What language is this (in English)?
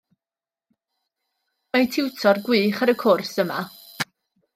Welsh